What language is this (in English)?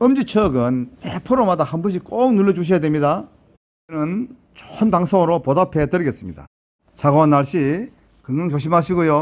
Korean